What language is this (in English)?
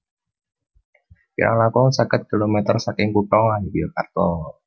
Javanese